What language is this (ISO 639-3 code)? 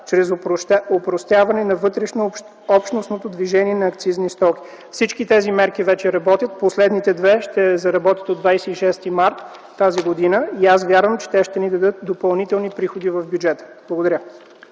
bul